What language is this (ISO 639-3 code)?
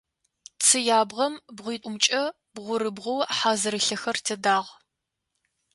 ady